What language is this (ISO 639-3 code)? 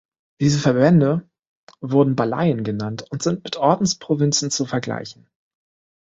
deu